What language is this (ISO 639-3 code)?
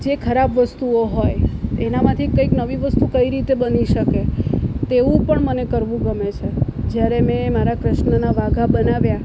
guj